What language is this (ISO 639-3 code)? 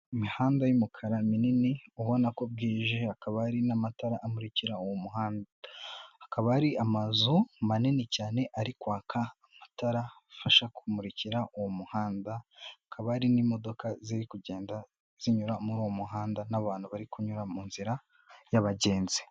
kin